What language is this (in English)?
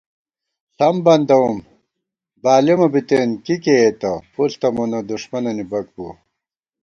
Gawar-Bati